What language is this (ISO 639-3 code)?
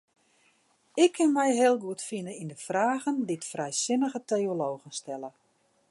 fry